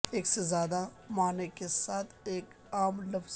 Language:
Urdu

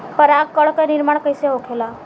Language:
Bhojpuri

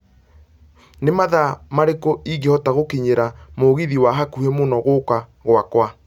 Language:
Kikuyu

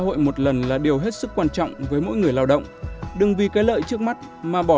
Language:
Vietnamese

